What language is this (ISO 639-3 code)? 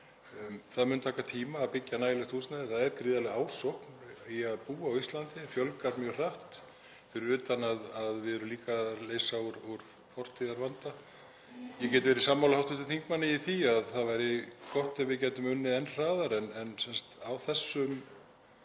isl